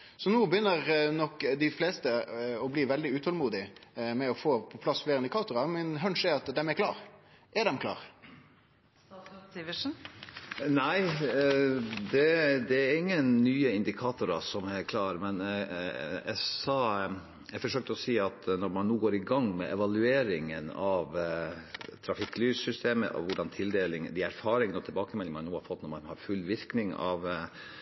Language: Norwegian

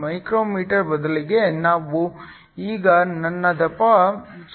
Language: Kannada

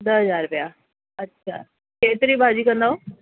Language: Sindhi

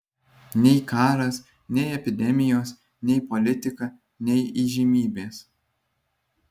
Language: Lithuanian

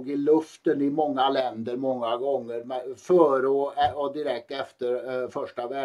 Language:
Swedish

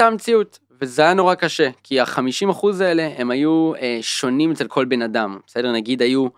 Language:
Hebrew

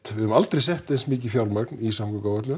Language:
Icelandic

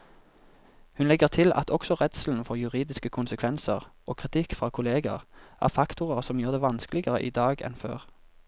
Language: Norwegian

